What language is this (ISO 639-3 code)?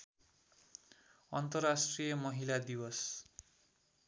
nep